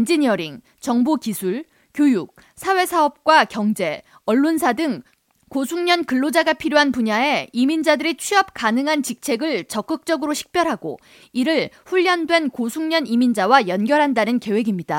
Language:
Korean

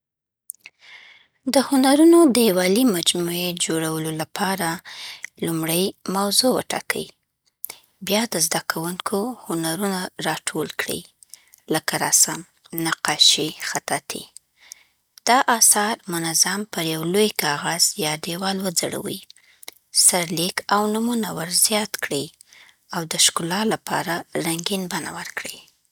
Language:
Southern Pashto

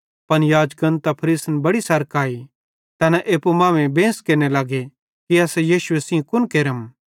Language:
Bhadrawahi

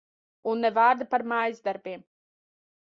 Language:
Latvian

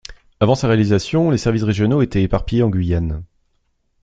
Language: French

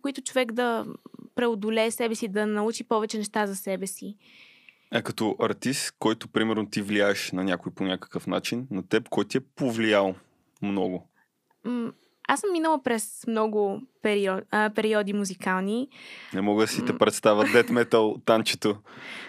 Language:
Bulgarian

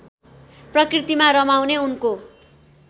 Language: Nepali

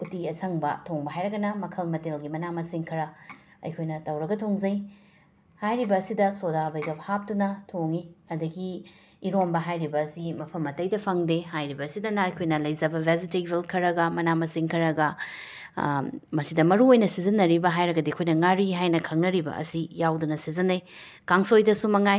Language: Manipuri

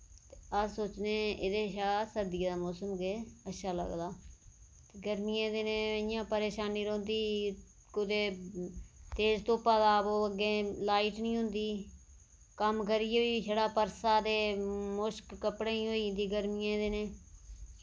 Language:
Dogri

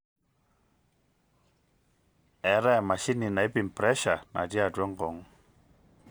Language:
Masai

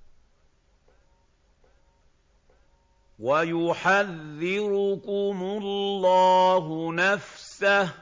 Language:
Arabic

